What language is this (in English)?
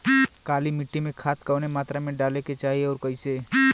Bhojpuri